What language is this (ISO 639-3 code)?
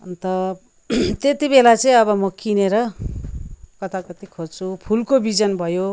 nep